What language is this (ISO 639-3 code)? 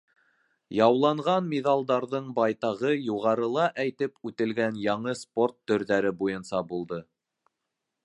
bak